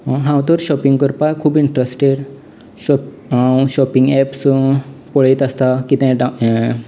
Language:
Konkani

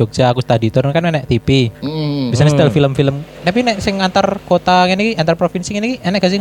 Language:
Indonesian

